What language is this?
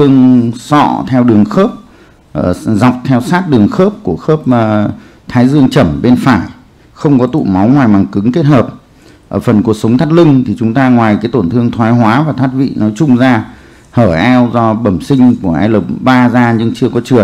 Vietnamese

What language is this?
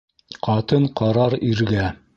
Bashkir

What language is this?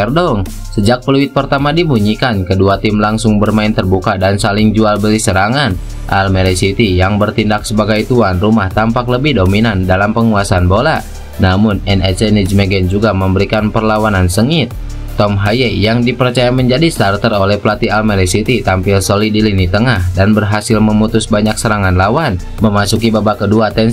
Indonesian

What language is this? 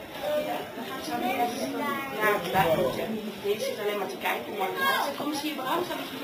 Dutch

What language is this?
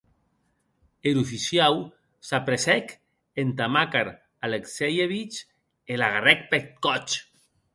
Occitan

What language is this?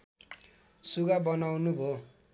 Nepali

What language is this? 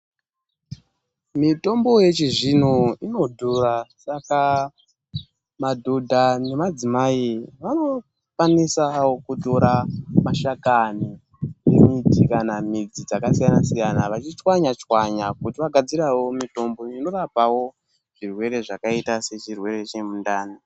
Ndau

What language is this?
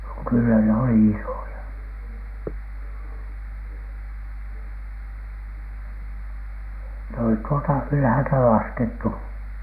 Finnish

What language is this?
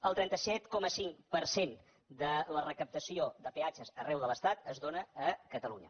Catalan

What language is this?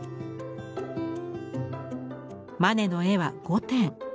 Japanese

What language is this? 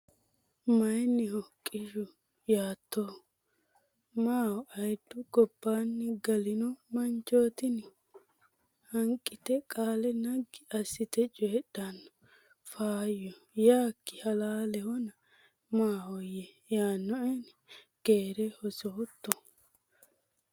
Sidamo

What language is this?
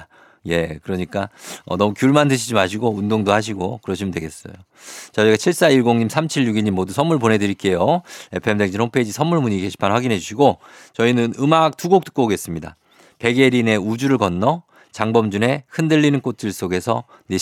Korean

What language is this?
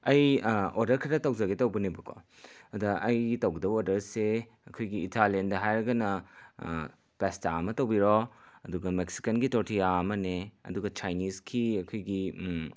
Manipuri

